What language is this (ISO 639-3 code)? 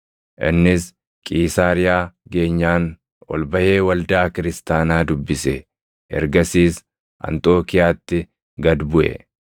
orm